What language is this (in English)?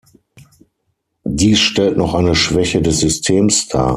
German